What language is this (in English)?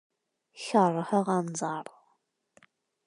Kabyle